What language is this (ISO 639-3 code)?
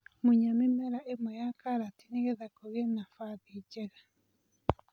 kik